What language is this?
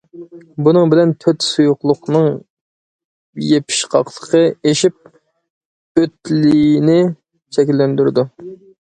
Uyghur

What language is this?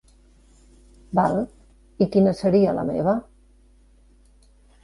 Catalan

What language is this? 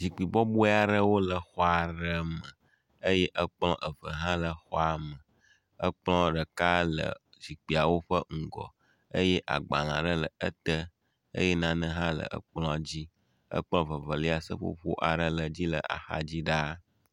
Ewe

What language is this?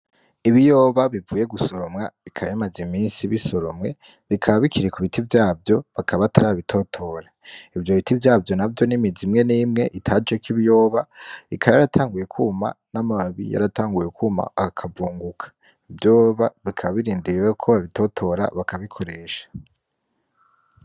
Rundi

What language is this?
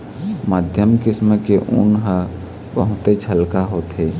Chhattisgarhi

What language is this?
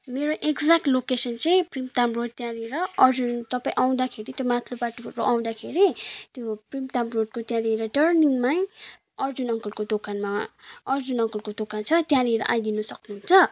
Nepali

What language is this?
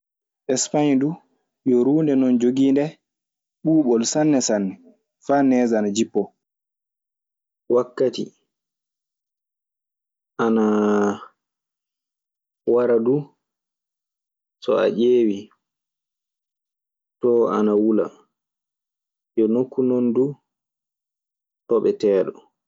Maasina Fulfulde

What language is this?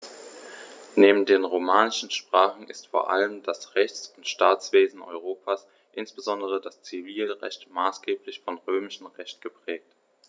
German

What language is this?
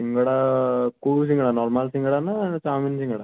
Odia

